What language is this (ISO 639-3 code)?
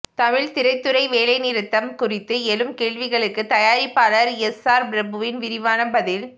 tam